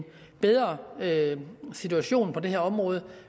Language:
Danish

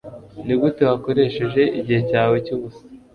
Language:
Kinyarwanda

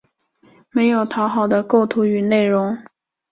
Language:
Chinese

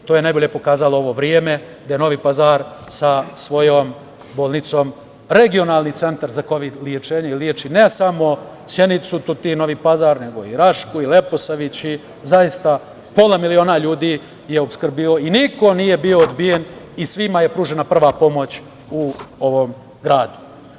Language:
Serbian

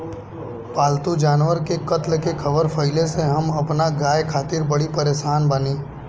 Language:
Bhojpuri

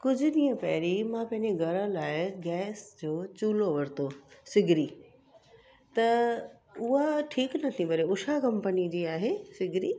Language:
Sindhi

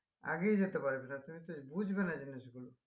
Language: Bangla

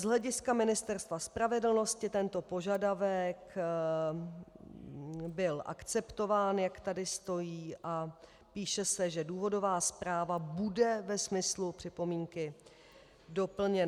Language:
Czech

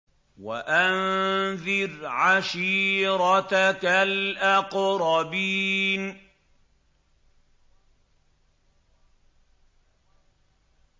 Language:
Arabic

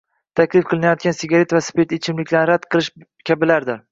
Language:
Uzbek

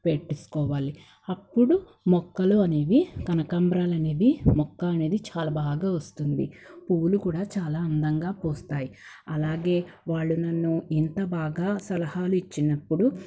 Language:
Telugu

